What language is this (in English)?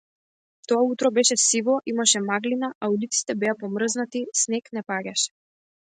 Macedonian